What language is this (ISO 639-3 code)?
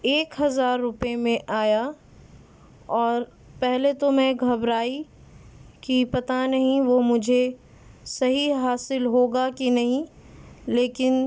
urd